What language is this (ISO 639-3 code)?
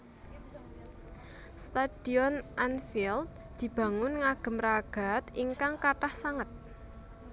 jav